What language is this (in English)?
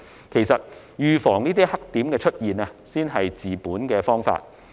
Cantonese